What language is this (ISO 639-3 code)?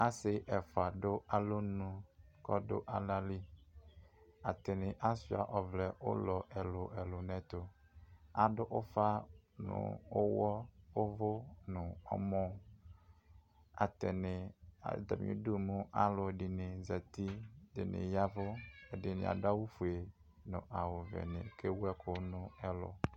kpo